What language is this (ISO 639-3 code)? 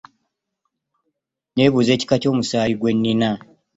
lug